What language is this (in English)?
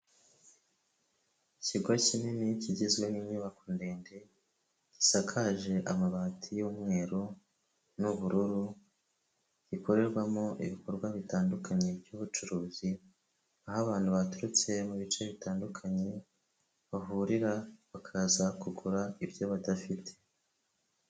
Kinyarwanda